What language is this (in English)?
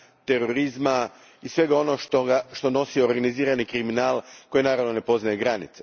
Croatian